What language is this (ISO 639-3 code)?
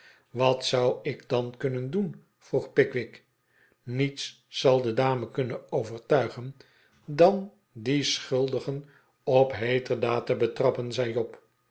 nld